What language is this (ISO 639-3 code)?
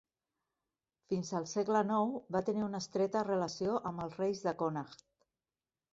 cat